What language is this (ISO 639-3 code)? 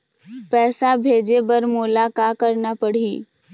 hne